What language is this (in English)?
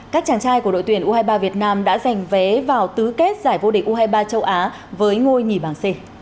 Vietnamese